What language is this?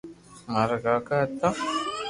Loarki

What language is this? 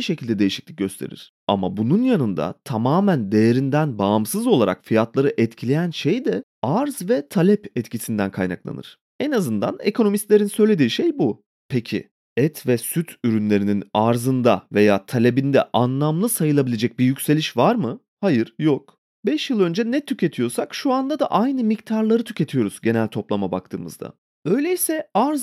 Turkish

